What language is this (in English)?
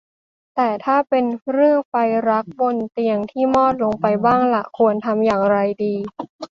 Thai